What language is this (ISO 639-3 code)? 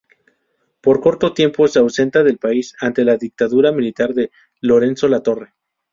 spa